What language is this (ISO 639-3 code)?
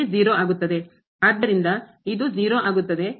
kan